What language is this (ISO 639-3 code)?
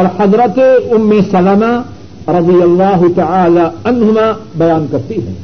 urd